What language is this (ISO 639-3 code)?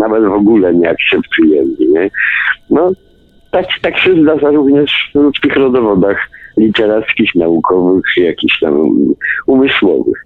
pol